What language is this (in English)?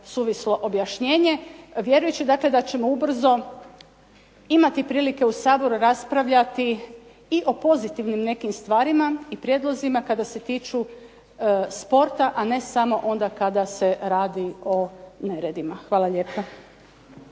Croatian